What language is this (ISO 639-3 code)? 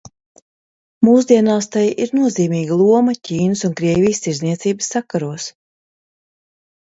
lav